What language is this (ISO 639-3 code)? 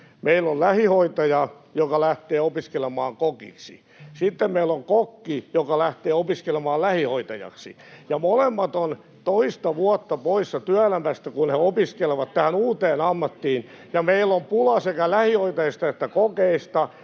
fin